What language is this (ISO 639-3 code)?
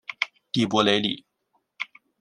zho